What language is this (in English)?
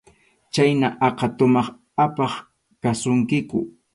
Arequipa-La Unión Quechua